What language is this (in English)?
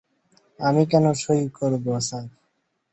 Bangla